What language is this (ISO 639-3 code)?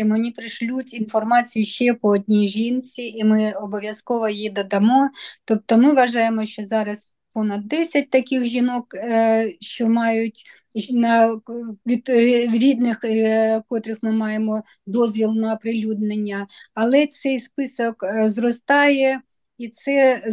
ukr